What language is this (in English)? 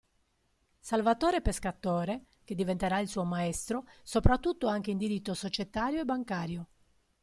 Italian